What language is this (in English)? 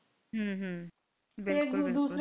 Punjabi